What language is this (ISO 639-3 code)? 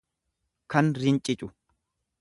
orm